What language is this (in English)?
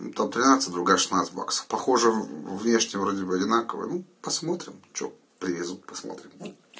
Russian